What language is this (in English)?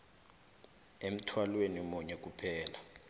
South Ndebele